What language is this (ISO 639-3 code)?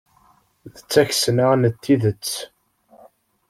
kab